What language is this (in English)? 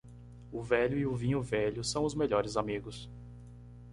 Portuguese